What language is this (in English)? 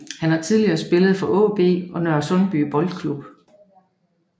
Danish